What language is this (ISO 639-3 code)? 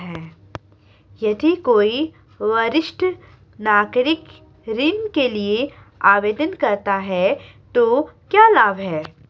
hin